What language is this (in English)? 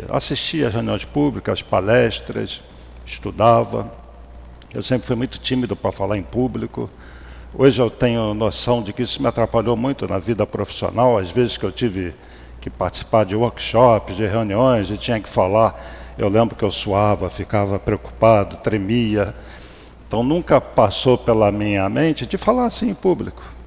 Portuguese